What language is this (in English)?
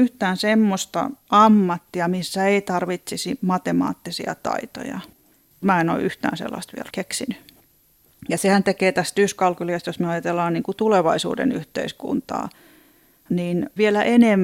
Finnish